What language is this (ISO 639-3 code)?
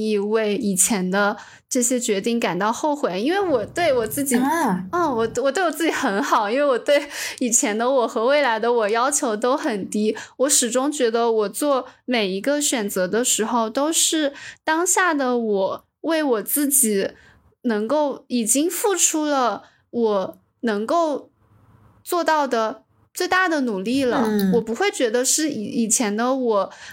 zho